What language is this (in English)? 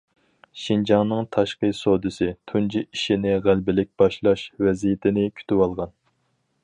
Uyghur